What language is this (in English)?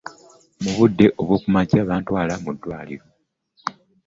Ganda